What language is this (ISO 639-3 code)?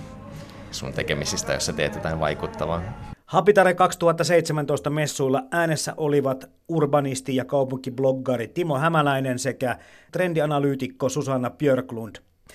fin